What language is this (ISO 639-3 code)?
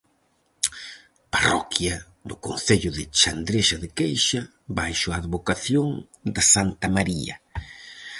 glg